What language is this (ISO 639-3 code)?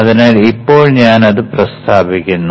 mal